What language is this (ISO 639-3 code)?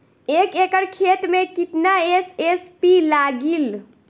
bho